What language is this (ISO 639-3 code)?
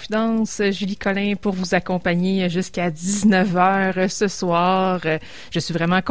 fra